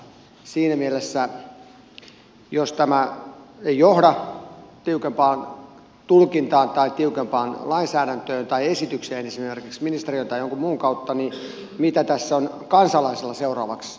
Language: Finnish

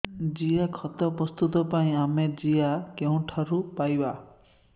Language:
Odia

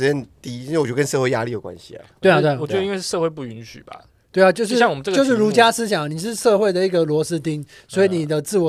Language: Chinese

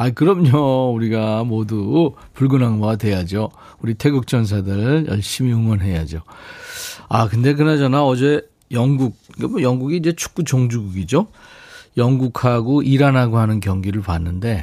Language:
Korean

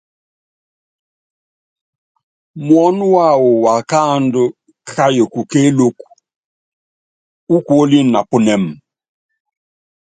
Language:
Yangben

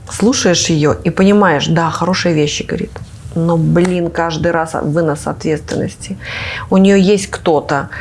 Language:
Russian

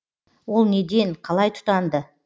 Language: Kazakh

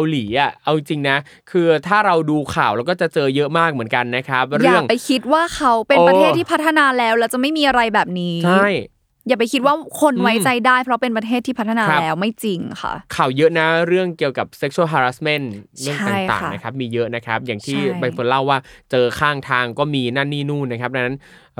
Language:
Thai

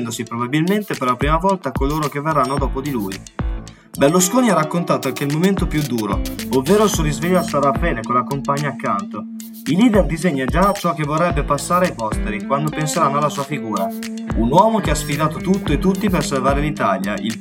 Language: Italian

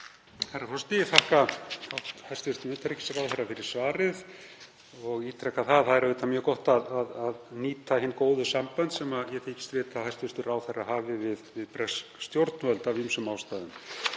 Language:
Icelandic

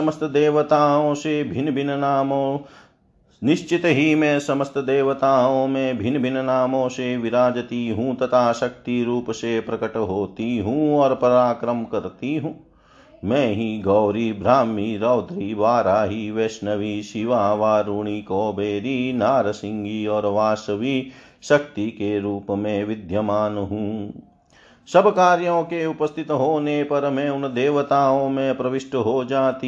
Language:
Hindi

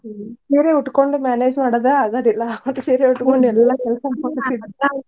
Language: Kannada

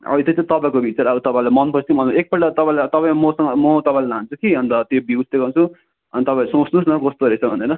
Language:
Nepali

